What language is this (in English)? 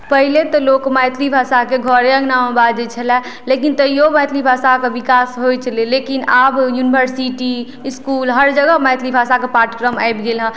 Maithili